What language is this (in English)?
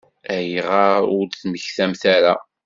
Kabyle